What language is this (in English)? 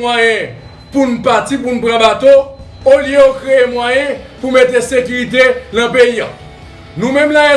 French